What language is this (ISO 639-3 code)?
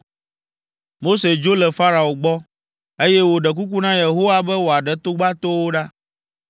ewe